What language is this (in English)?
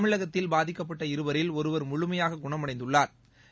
Tamil